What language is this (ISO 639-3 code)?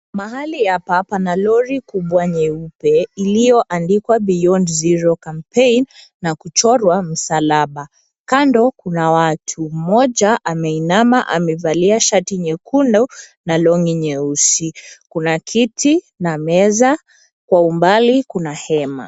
swa